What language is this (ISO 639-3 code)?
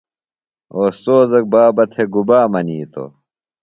phl